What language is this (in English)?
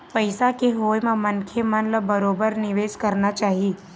Chhattisgarhi